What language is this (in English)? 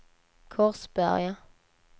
Swedish